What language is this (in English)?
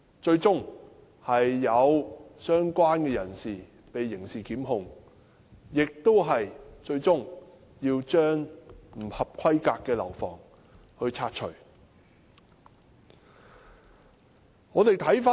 Cantonese